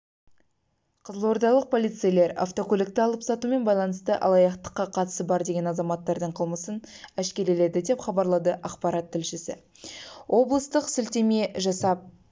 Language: Kazakh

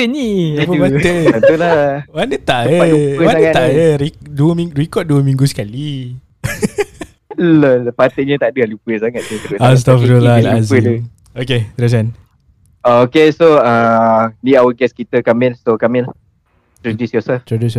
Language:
Malay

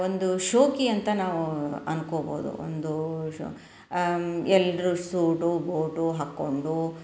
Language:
Kannada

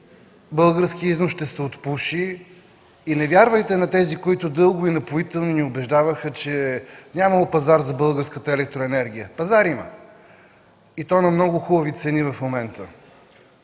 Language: Bulgarian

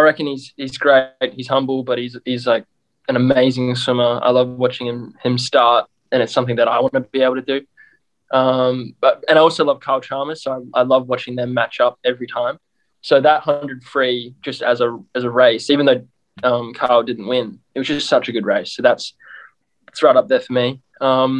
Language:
English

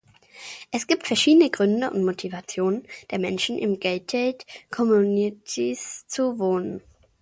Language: German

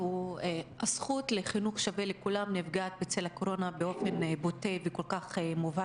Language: Hebrew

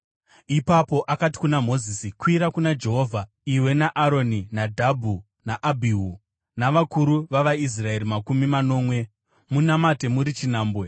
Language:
Shona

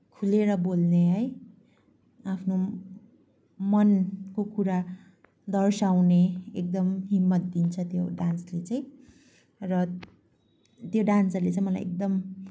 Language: Nepali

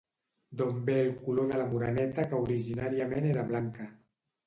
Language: Catalan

